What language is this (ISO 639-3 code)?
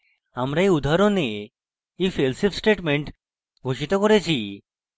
ben